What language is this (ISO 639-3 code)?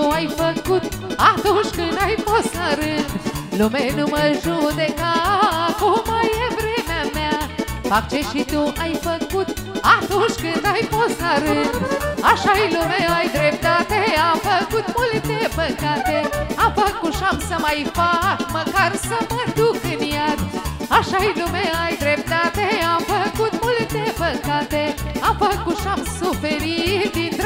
ron